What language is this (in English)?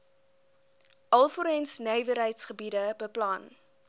Afrikaans